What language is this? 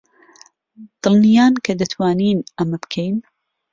Central Kurdish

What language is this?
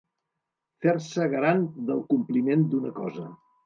Catalan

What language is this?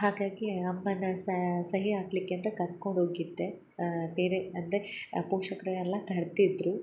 Kannada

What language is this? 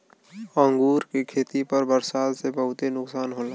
Bhojpuri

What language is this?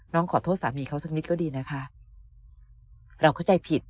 Thai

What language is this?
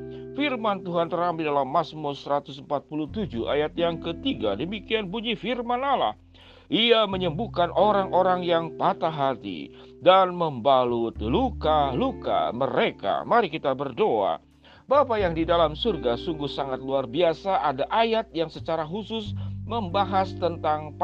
Indonesian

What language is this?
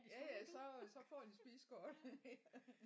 Danish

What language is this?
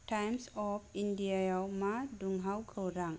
Bodo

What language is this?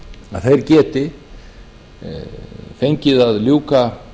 Icelandic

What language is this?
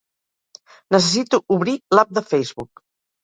Catalan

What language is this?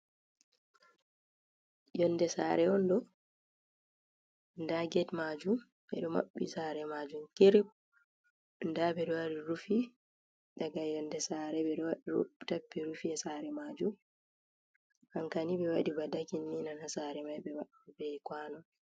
Fula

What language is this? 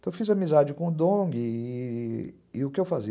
Portuguese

